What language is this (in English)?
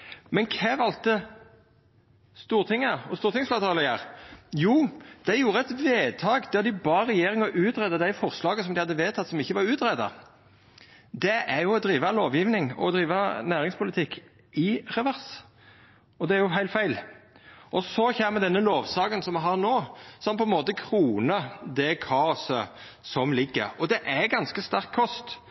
Norwegian Nynorsk